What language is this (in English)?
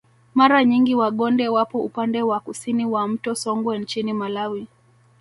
Swahili